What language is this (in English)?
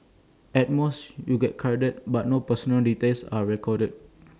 English